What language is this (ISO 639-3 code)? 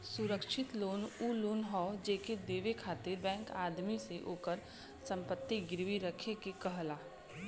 bho